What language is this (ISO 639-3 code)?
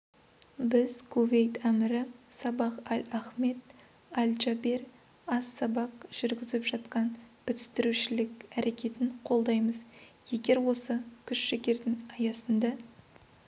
kaz